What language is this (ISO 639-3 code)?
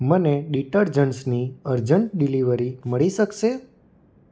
guj